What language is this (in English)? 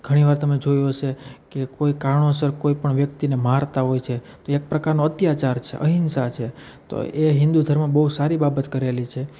Gujarati